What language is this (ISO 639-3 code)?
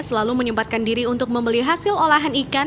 ind